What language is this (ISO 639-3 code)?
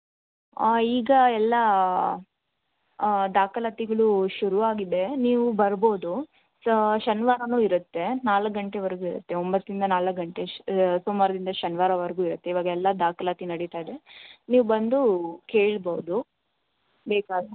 kan